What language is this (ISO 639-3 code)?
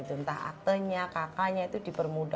ind